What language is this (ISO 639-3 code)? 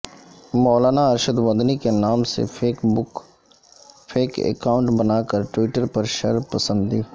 urd